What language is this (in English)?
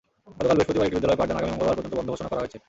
Bangla